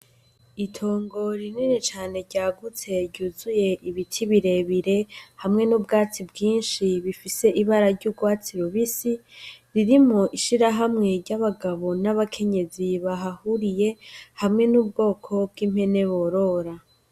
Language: Rundi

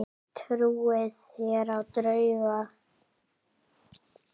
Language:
Icelandic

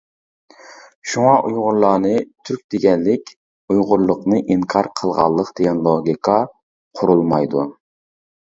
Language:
Uyghur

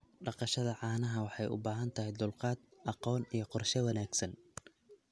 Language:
Somali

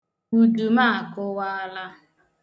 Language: Igbo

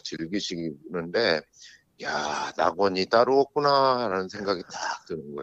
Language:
Korean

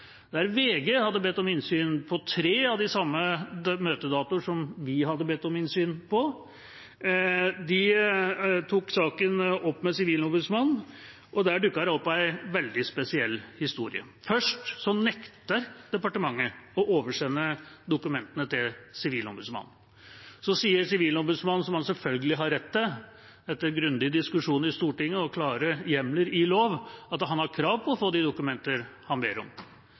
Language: Norwegian Bokmål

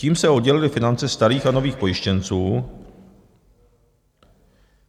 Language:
Czech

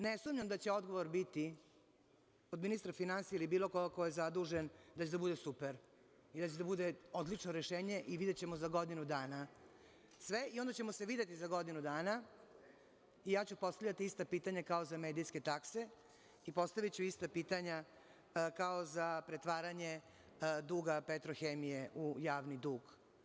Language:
Serbian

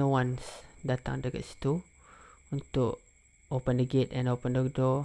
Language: Malay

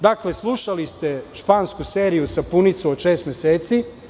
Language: Serbian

